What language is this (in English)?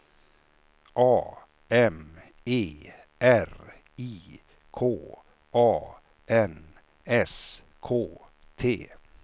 Swedish